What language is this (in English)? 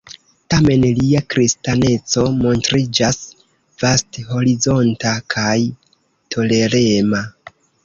Esperanto